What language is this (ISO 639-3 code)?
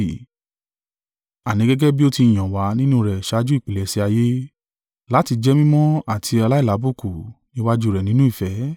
yor